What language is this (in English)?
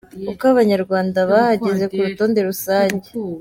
Kinyarwanda